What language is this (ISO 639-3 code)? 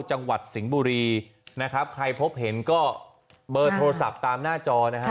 tha